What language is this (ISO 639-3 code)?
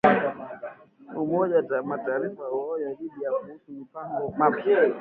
swa